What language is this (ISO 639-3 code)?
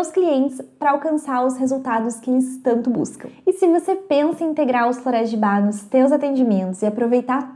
por